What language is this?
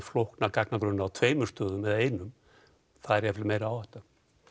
Icelandic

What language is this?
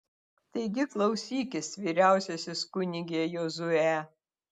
Lithuanian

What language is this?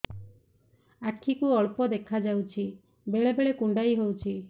Odia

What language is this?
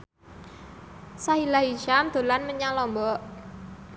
Javanese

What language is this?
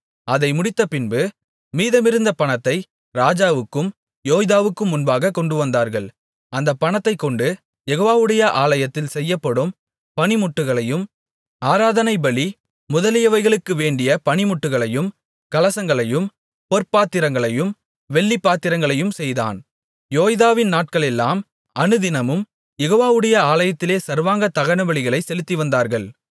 Tamil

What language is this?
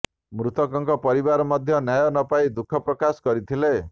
Odia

